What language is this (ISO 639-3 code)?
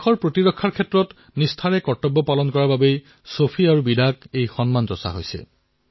asm